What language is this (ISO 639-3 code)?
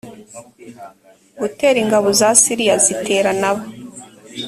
kin